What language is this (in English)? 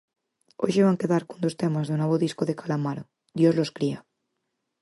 Galician